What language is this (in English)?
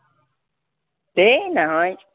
Assamese